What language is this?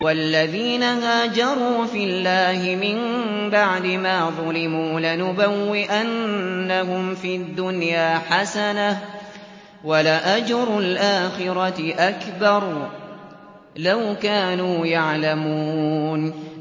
Arabic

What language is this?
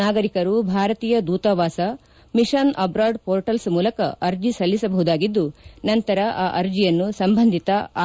Kannada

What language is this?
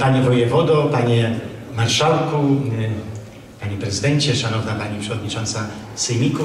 Polish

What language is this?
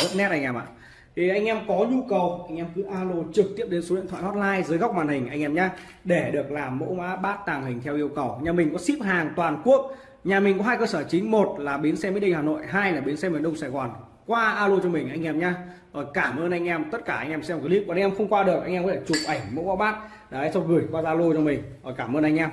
Vietnamese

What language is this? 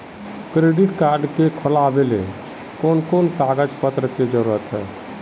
Magahi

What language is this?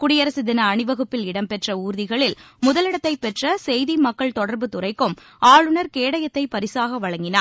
Tamil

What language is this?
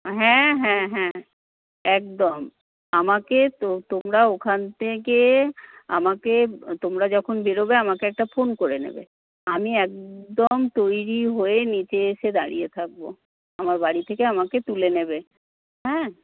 Bangla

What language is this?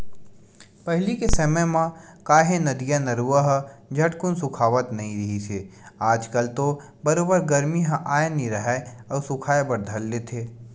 Chhattisgarhi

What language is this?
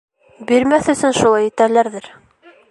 Bashkir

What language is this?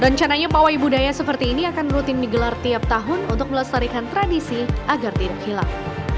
Indonesian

